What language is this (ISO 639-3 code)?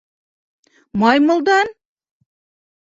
bak